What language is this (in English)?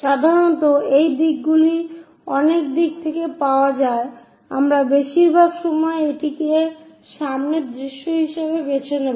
Bangla